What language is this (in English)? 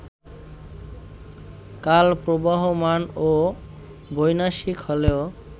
Bangla